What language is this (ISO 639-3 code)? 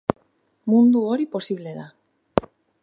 eus